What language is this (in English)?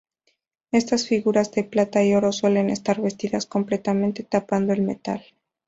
Spanish